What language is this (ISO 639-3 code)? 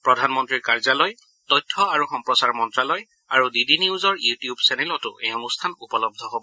asm